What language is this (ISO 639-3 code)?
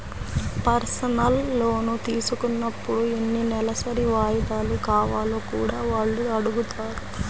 tel